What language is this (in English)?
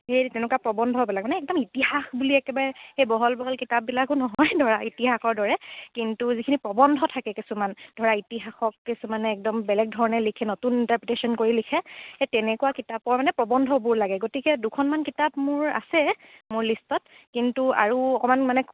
Assamese